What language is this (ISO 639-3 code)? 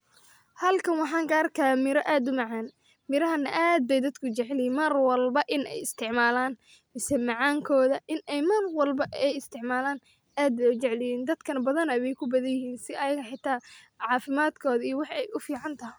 som